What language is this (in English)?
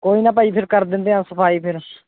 Punjabi